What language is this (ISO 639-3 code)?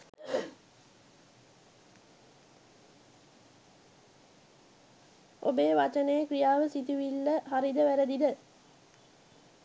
sin